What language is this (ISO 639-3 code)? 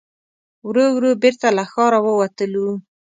pus